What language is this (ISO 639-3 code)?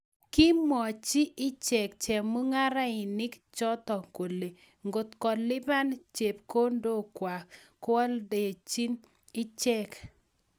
kln